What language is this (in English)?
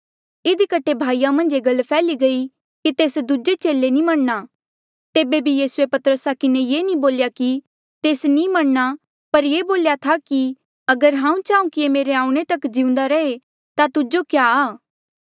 Mandeali